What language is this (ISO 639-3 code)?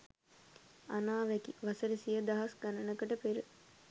sin